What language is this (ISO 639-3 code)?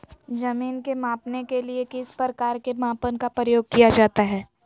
mag